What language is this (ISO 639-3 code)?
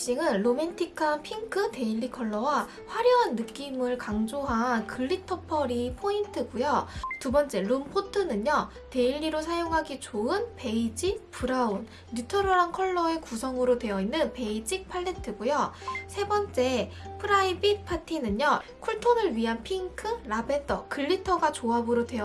kor